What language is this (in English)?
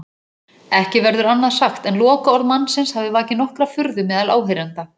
Icelandic